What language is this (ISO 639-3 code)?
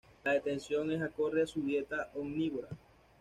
spa